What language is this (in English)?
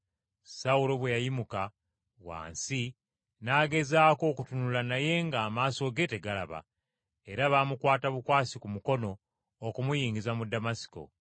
Ganda